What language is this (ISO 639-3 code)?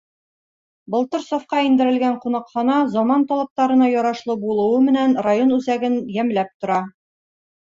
bak